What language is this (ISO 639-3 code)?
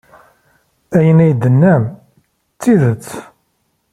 kab